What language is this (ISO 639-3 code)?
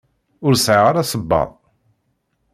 kab